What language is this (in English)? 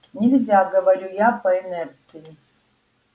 Russian